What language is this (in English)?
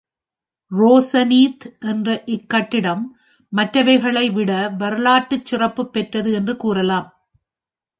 Tamil